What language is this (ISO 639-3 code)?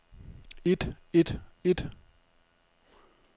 dan